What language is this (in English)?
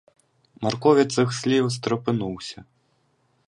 Ukrainian